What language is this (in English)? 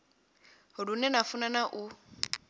Venda